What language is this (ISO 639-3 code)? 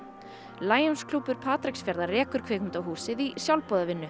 isl